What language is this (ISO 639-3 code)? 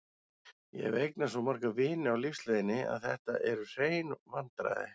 isl